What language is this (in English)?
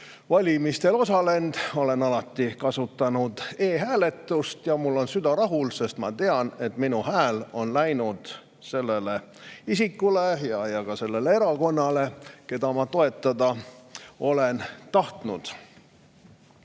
Estonian